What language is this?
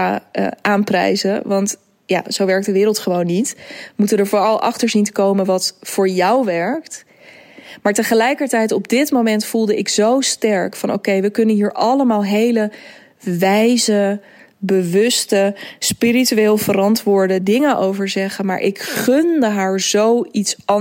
Dutch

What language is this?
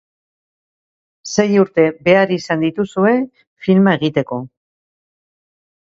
Basque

